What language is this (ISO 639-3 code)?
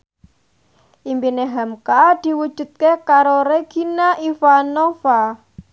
jav